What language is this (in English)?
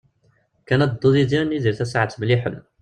Kabyle